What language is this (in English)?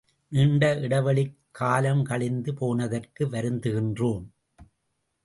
Tamil